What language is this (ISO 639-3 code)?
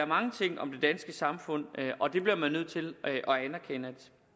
dan